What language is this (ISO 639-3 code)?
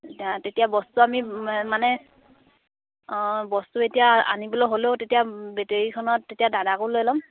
asm